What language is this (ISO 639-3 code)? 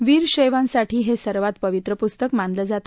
mar